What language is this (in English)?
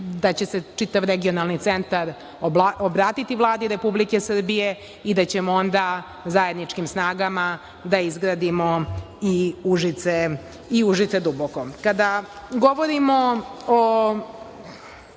Serbian